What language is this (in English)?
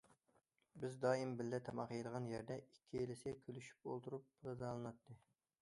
Uyghur